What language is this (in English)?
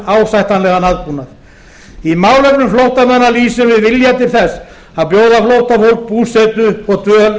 Icelandic